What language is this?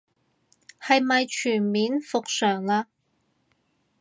Cantonese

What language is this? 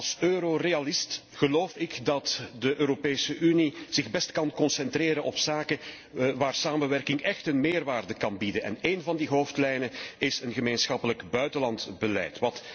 Dutch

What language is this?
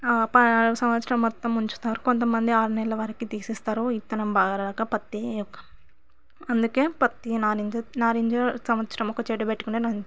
Telugu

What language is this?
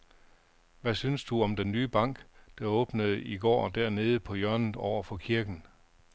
Danish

